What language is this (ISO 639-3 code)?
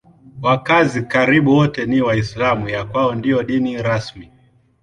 swa